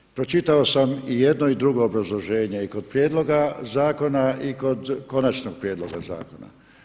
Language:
Croatian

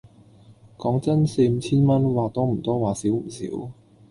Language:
Cantonese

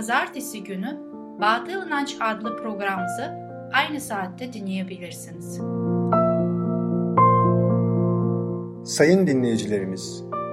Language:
Turkish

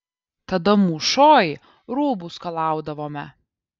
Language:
Lithuanian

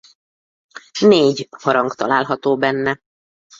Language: Hungarian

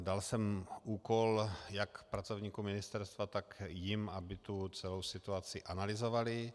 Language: Czech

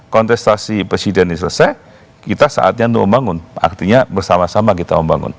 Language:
Indonesian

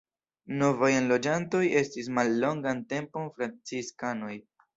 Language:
Esperanto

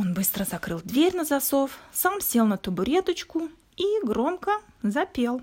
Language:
Russian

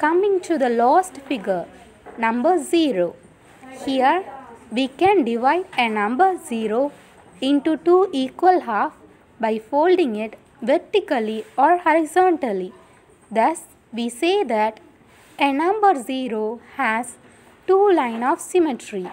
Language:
English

